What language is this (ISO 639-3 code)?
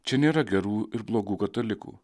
lit